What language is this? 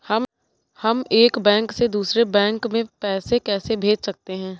Hindi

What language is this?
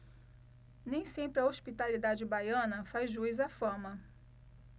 Portuguese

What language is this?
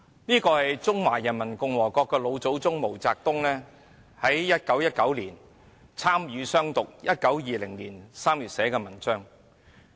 Cantonese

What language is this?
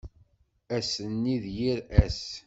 Kabyle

